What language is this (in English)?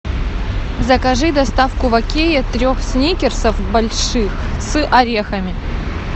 Russian